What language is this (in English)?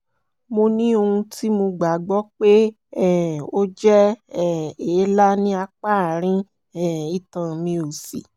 Yoruba